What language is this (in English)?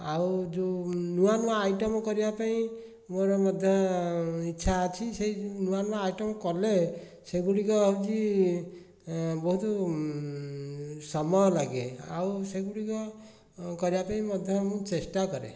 Odia